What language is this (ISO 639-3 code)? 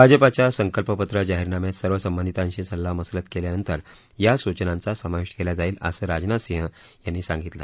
mar